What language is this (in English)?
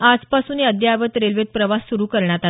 Marathi